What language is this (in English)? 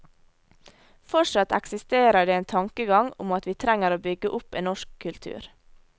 Norwegian